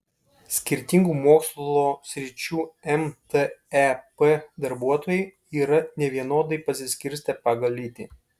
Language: Lithuanian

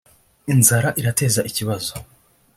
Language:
Kinyarwanda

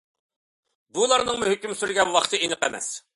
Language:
Uyghur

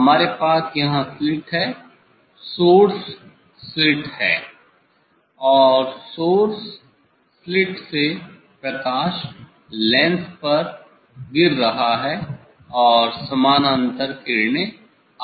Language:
Hindi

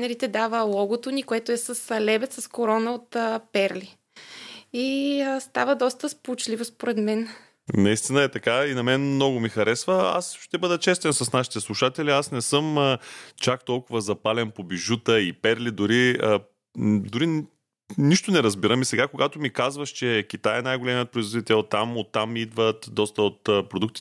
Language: Bulgarian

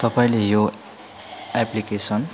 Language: Nepali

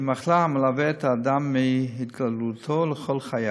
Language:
Hebrew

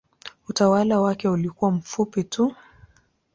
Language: Swahili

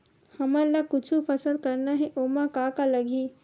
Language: Chhattisgarhi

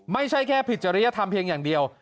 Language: Thai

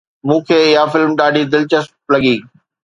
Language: Sindhi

